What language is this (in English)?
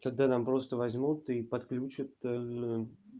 Russian